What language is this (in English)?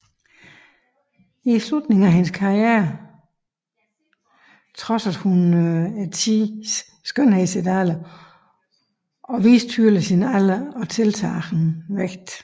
Danish